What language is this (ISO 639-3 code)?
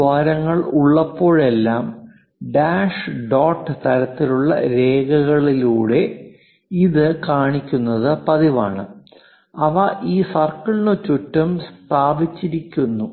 mal